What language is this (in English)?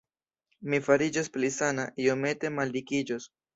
Esperanto